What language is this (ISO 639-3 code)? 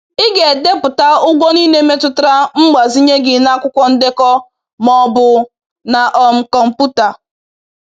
ibo